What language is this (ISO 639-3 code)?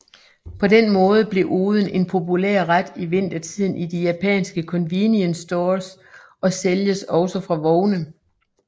dan